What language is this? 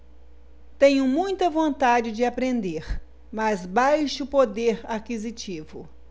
Portuguese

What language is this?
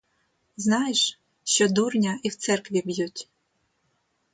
Ukrainian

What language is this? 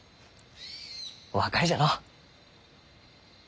Japanese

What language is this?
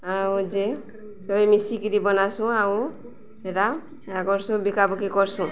Odia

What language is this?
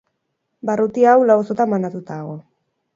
Basque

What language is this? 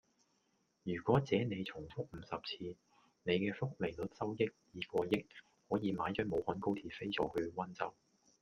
Cantonese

